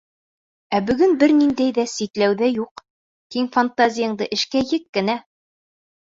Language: Bashkir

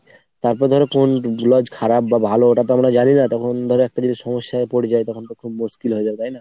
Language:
Bangla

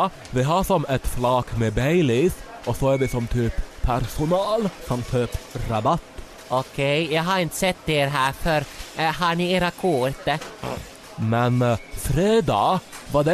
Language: Swedish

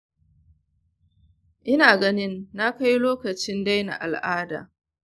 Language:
Hausa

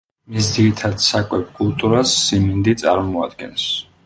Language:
Georgian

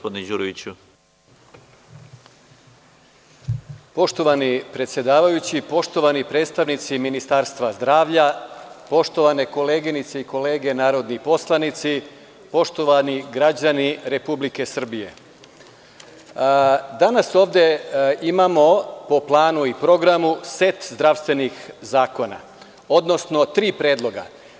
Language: Serbian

